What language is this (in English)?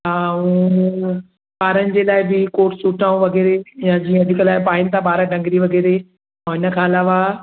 Sindhi